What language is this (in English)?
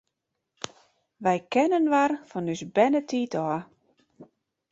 Western Frisian